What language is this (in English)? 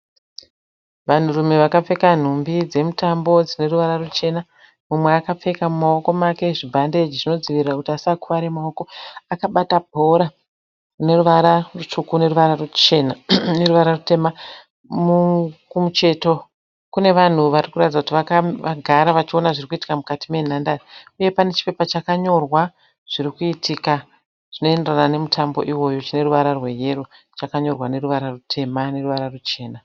Shona